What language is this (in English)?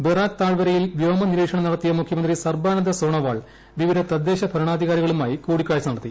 Malayalam